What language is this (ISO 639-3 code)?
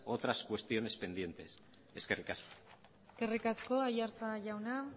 eus